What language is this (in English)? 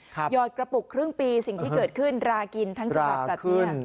Thai